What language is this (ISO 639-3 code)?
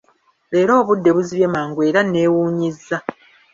lug